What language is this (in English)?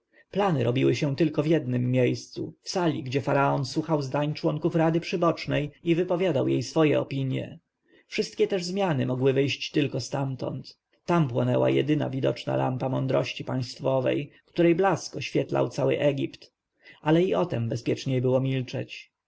Polish